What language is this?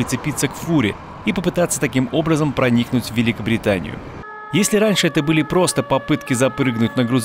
Russian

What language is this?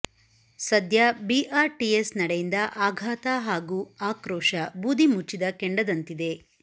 Kannada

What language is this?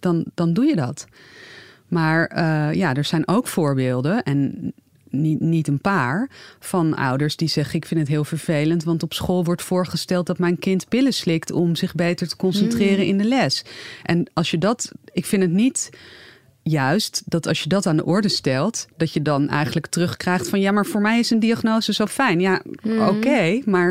Dutch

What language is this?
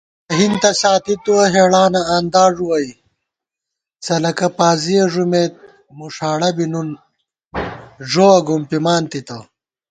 Gawar-Bati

